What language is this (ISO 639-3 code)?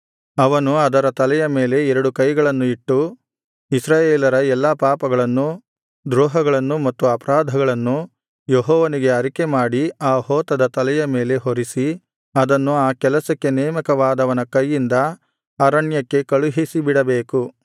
kan